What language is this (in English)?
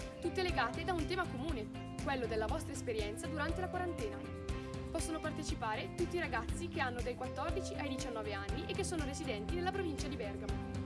Italian